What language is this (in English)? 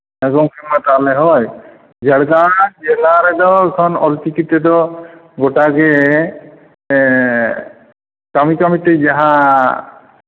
Santali